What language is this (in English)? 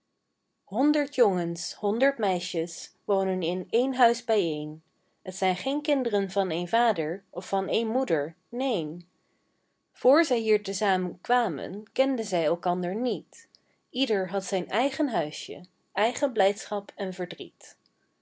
Dutch